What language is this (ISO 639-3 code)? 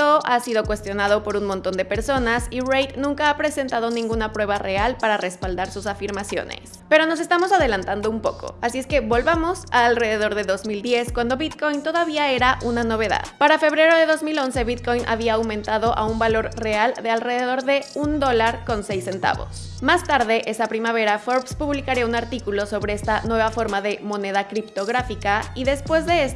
spa